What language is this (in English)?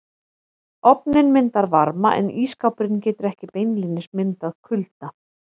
Icelandic